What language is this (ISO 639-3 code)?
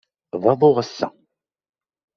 kab